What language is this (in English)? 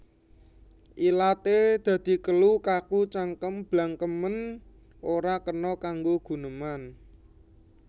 Javanese